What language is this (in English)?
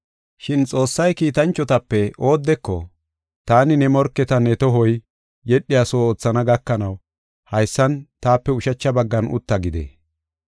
Gofa